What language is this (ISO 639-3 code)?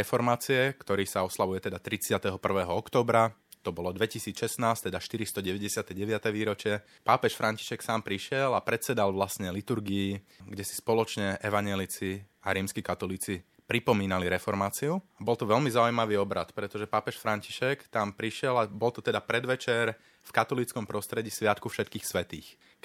slk